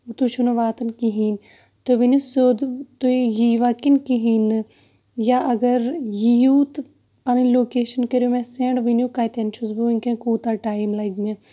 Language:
Kashmiri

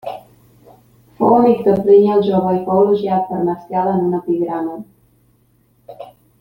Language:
Catalan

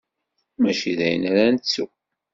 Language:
Kabyle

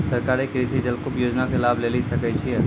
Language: Maithili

